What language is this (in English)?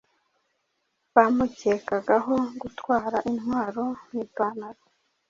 Kinyarwanda